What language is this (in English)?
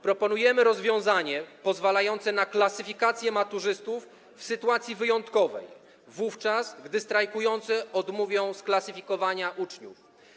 Polish